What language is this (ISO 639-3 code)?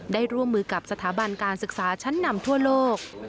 tha